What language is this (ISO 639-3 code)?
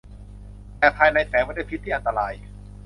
tha